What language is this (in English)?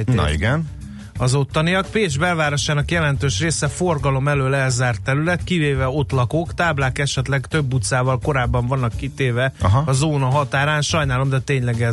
Hungarian